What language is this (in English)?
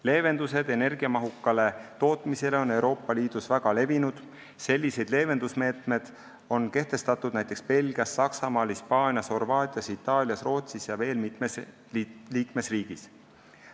Estonian